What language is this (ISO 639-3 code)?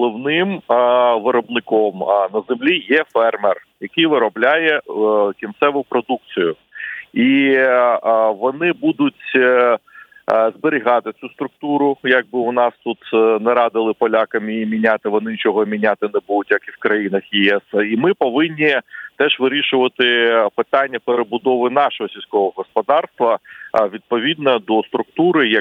ukr